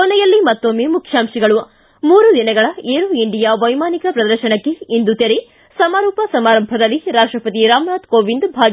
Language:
Kannada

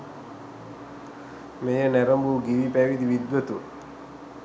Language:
Sinhala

